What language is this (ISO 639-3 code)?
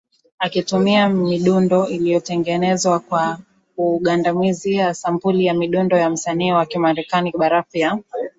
swa